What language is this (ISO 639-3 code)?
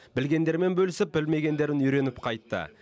kaz